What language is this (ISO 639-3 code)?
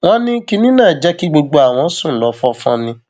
yor